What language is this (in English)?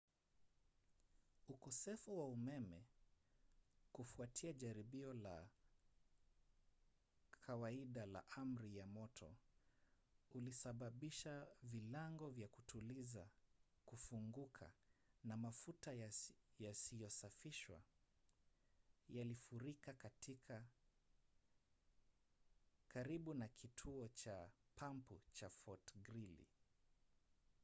Swahili